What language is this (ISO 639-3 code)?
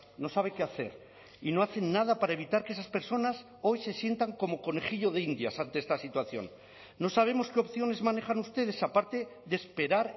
spa